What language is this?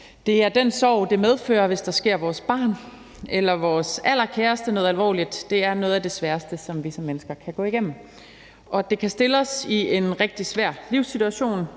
Danish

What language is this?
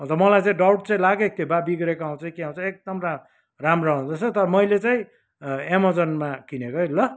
Nepali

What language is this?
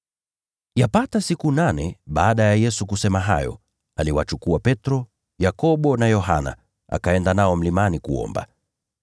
Swahili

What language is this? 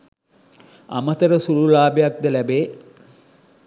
Sinhala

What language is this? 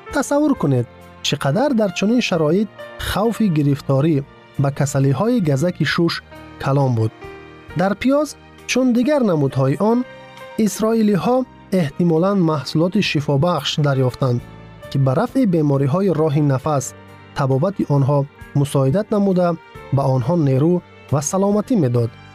Persian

